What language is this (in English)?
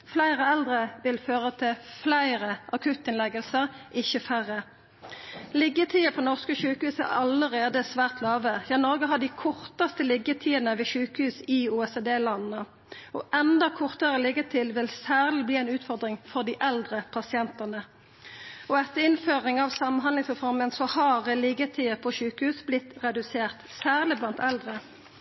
Norwegian Nynorsk